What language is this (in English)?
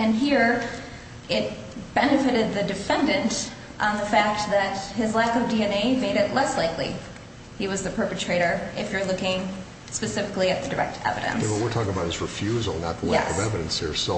English